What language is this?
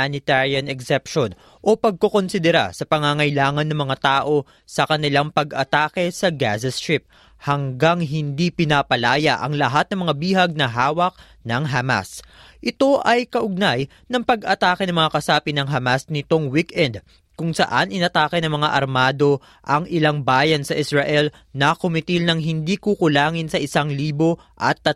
Filipino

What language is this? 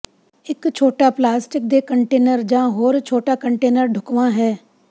Punjabi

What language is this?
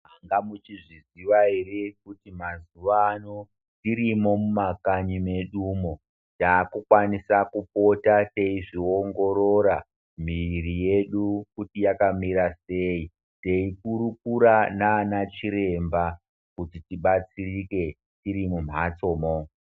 Ndau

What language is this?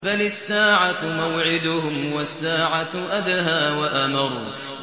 Arabic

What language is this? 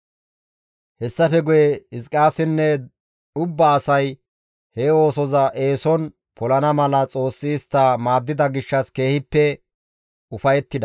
Gamo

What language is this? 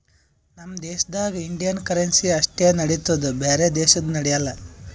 Kannada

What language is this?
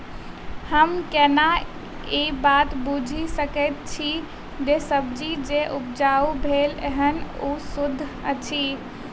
Maithili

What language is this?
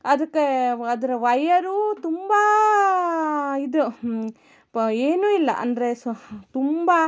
Kannada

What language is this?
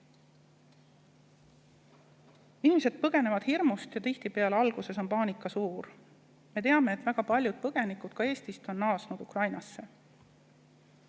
Estonian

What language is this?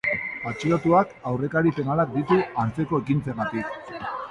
Basque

